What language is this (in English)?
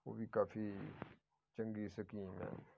Punjabi